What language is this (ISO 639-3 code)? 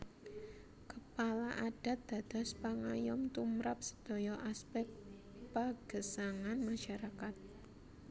jav